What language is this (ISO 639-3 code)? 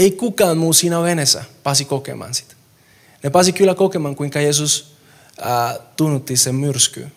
fin